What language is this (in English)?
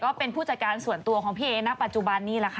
Thai